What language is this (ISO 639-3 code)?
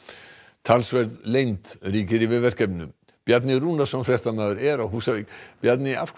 isl